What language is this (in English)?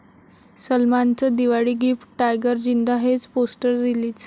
Marathi